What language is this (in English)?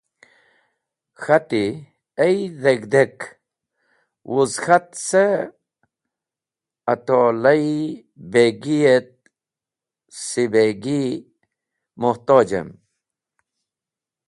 Wakhi